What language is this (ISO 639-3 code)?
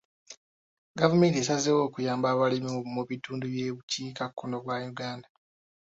lug